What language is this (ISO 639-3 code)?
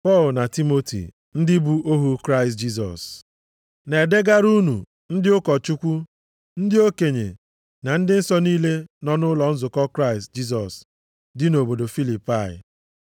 ibo